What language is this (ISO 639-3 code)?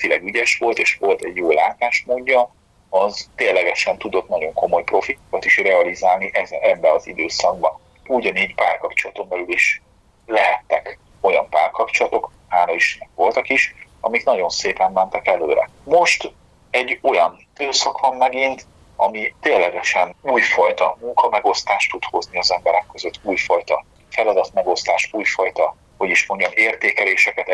hun